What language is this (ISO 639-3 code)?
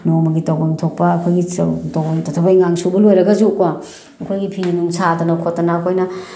mni